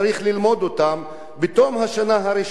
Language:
Hebrew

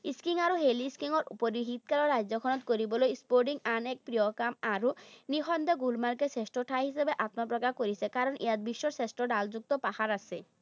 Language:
Assamese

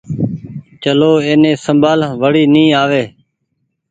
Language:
Goaria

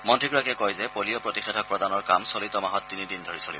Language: Assamese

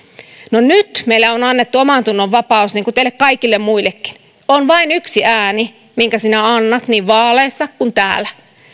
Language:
Finnish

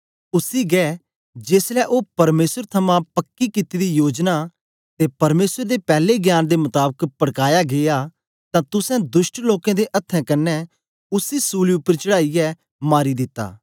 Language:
Dogri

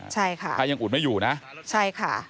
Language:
Thai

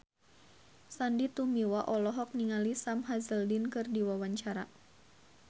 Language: Sundanese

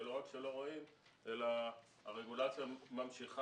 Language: Hebrew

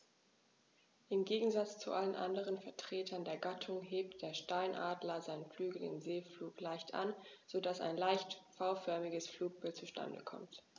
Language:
German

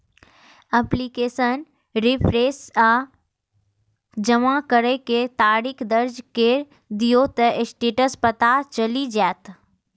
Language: Maithili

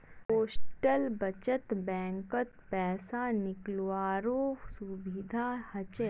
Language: Magahi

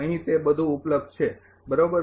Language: Gujarati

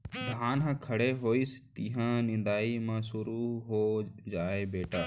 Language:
Chhattisgarhi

